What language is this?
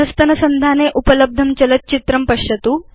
Sanskrit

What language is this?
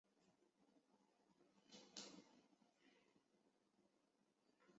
Chinese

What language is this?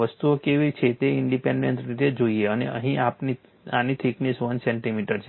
Gujarati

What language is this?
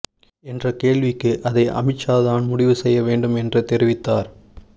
Tamil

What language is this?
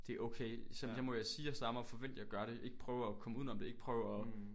Danish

